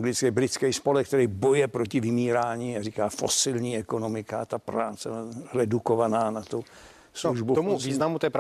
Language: Czech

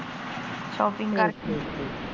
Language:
Punjabi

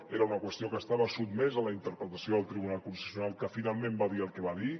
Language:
Catalan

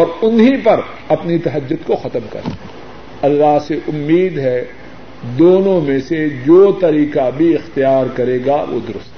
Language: Urdu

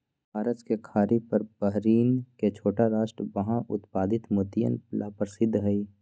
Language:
Magahi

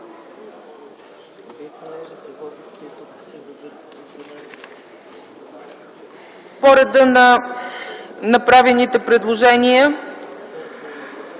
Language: Bulgarian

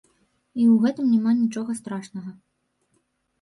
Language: Belarusian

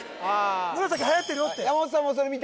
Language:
Japanese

